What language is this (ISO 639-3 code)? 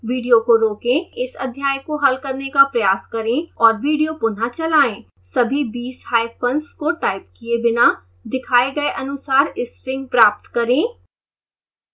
hin